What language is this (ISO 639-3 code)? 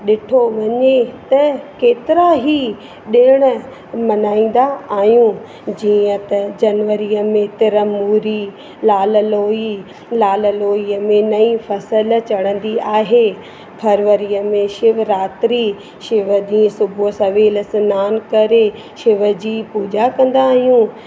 snd